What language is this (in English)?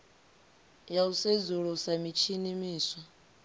Venda